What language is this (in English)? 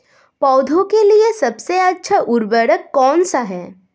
Hindi